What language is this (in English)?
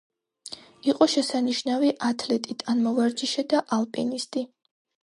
Georgian